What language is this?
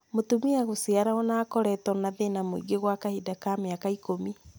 Kikuyu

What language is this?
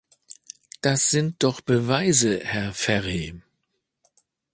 German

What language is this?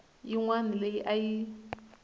Tsonga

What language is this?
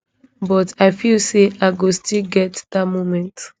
Nigerian Pidgin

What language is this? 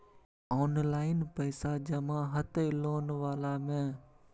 Maithili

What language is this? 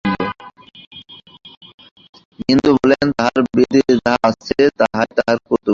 Bangla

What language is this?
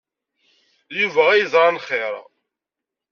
Kabyle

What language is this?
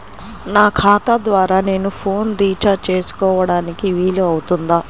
Telugu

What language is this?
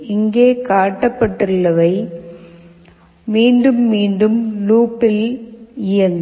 Tamil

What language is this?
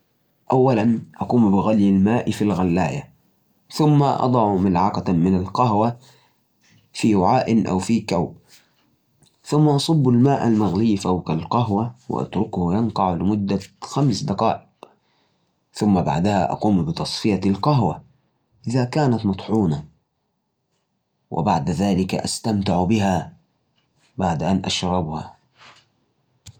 Najdi Arabic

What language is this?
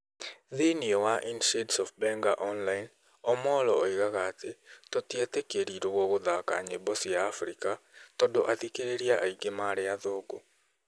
Kikuyu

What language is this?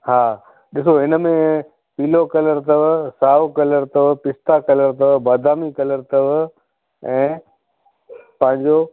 Sindhi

